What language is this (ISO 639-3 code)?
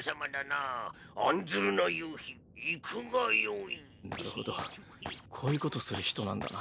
jpn